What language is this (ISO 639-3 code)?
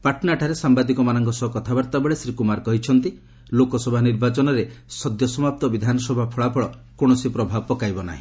ori